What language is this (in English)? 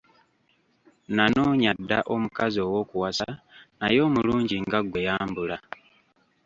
Ganda